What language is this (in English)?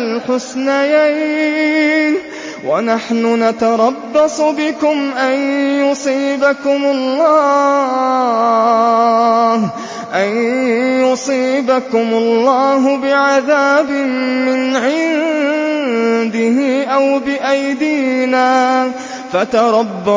Arabic